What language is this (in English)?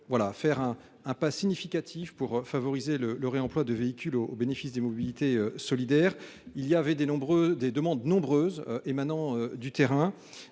French